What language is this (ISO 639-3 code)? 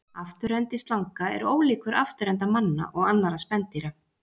isl